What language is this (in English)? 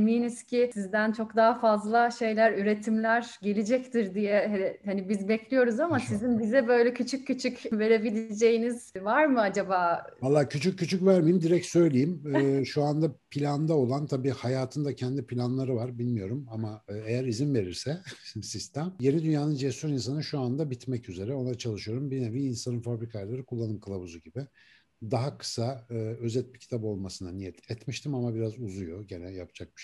Turkish